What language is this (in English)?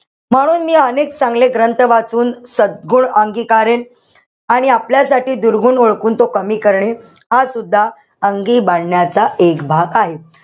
Marathi